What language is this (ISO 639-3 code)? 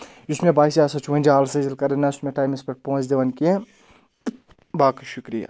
kas